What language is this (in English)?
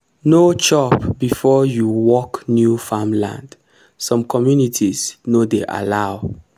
Nigerian Pidgin